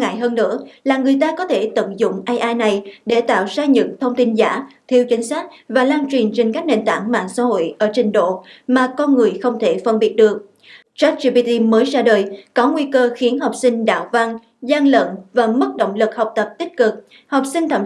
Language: Vietnamese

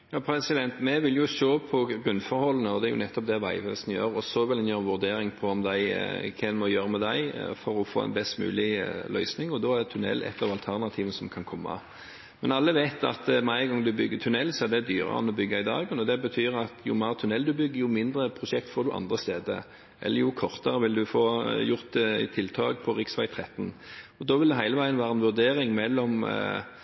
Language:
Norwegian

